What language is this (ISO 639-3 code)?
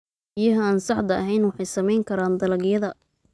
som